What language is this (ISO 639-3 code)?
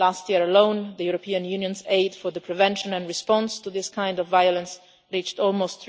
eng